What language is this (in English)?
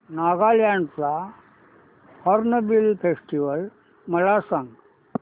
Marathi